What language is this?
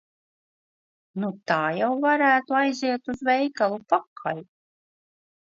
Latvian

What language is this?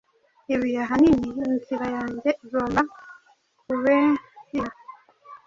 Kinyarwanda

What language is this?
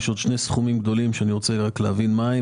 Hebrew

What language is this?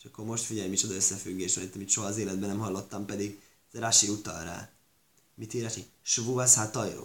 Hungarian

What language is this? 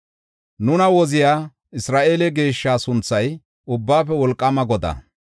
Gofa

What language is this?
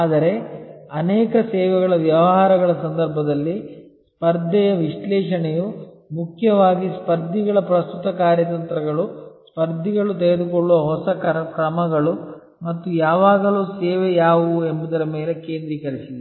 Kannada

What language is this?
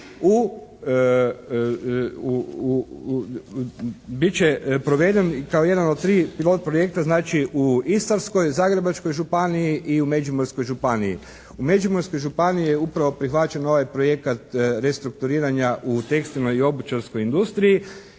Croatian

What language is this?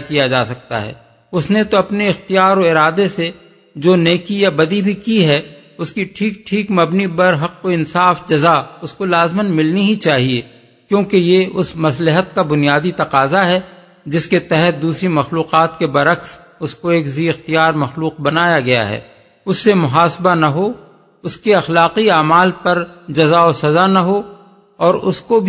Urdu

